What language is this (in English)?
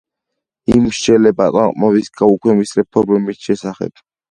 Georgian